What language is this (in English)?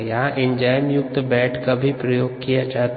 Hindi